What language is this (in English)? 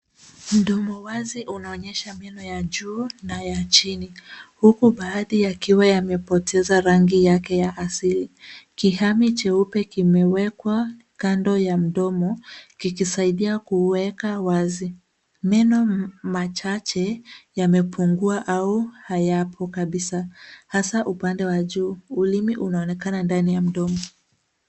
Swahili